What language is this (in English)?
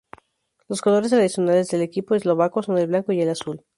Spanish